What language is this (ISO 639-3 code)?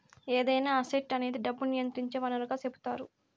tel